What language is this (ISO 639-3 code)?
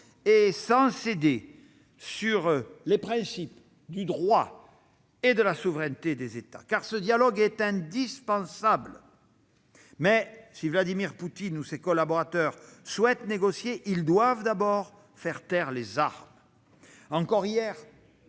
fra